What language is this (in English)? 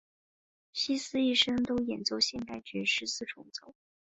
Chinese